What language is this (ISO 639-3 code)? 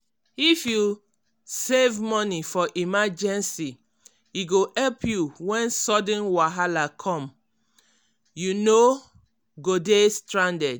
pcm